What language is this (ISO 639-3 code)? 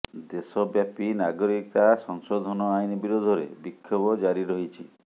ori